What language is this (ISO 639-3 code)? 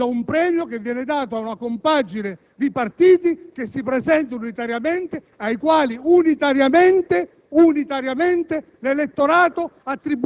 ita